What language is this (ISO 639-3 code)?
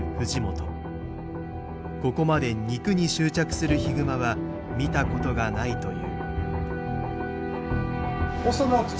jpn